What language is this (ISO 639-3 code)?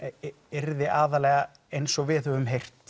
isl